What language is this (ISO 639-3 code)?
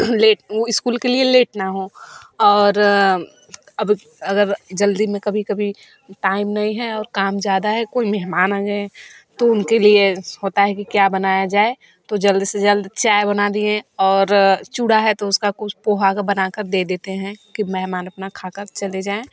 hin